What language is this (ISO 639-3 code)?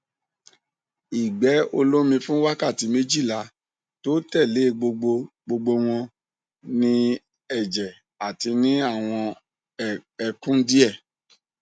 yor